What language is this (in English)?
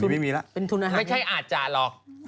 Thai